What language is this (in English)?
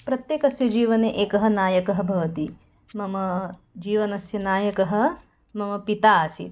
Sanskrit